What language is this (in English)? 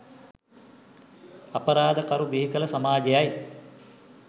Sinhala